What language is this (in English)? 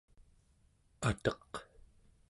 Central Yupik